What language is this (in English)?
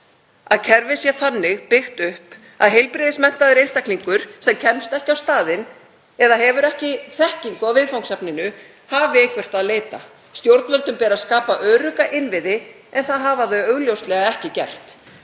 Icelandic